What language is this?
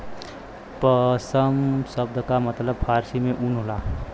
Bhojpuri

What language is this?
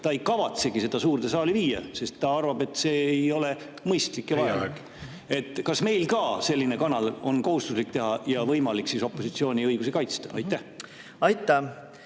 Estonian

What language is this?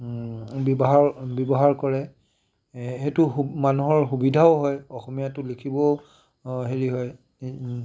Assamese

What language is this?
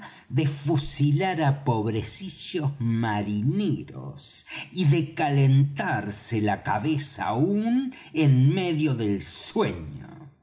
Spanish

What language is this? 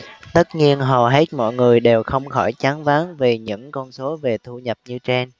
Vietnamese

